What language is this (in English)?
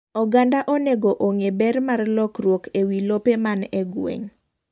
Luo (Kenya and Tanzania)